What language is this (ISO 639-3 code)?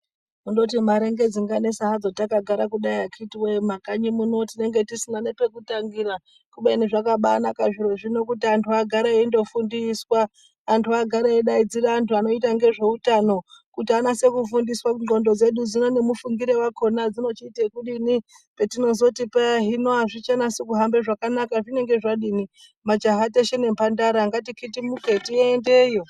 ndc